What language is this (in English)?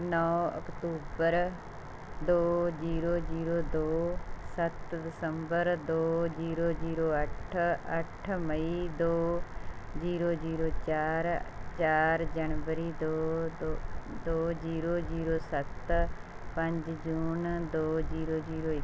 Punjabi